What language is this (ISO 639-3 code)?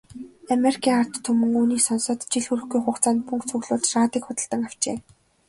mon